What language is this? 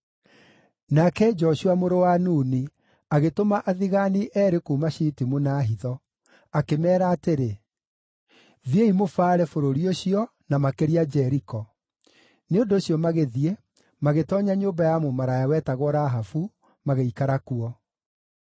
Kikuyu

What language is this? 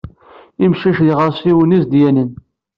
Kabyle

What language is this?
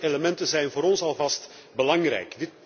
Dutch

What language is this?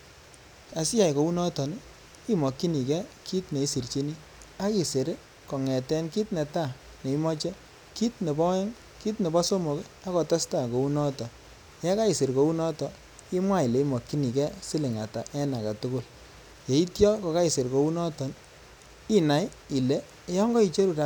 Kalenjin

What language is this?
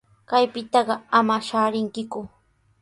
Sihuas Ancash Quechua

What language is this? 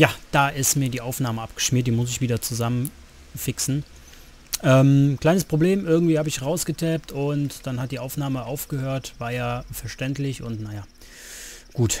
German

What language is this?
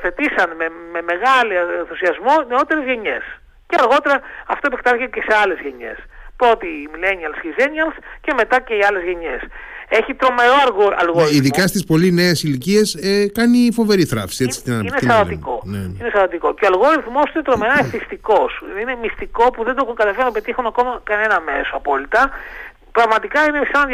Greek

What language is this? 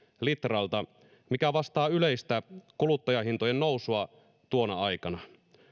Finnish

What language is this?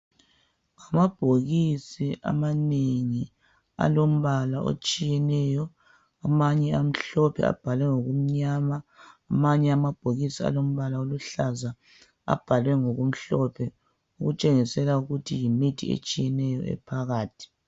North Ndebele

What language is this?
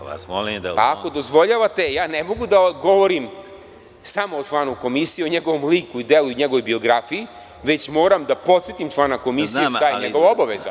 Serbian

